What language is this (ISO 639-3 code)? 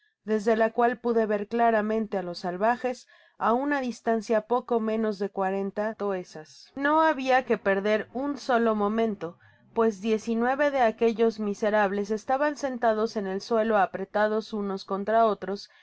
spa